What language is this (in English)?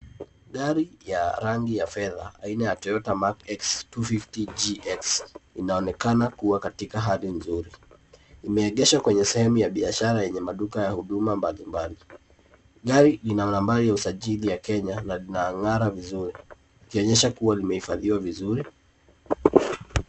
Swahili